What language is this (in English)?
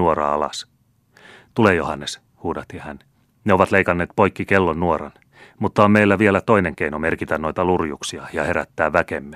Finnish